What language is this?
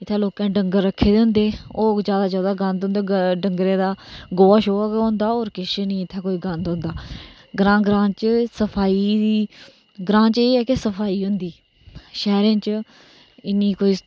Dogri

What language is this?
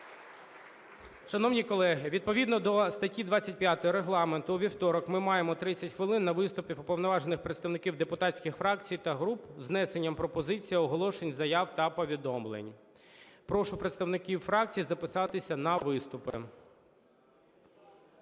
Ukrainian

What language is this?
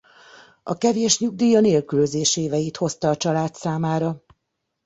Hungarian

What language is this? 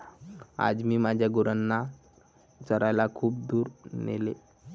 Marathi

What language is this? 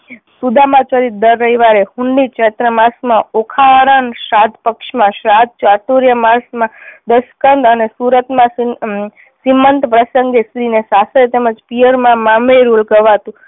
Gujarati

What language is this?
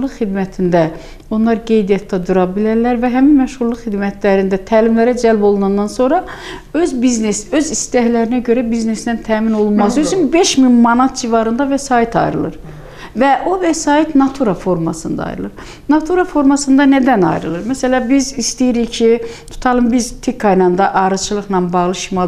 Turkish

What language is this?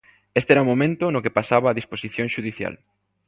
Galician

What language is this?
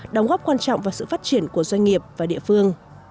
Vietnamese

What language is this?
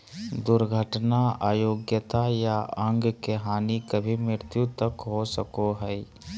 Magahi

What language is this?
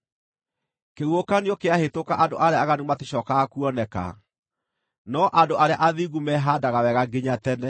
Kikuyu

